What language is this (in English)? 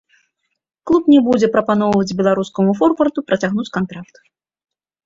Belarusian